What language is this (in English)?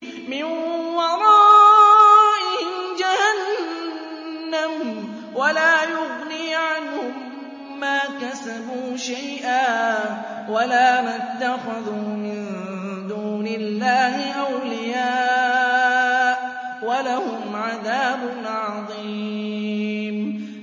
Arabic